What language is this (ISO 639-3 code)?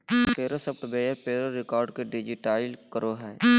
mag